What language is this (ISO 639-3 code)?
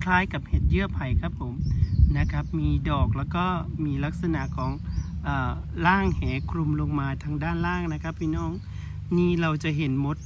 tha